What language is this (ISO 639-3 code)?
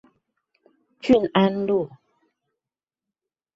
zho